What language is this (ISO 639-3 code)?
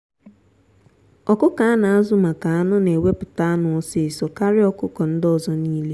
ibo